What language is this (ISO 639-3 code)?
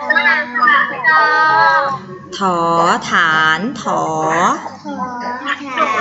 tha